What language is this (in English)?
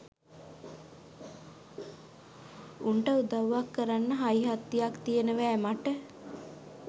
Sinhala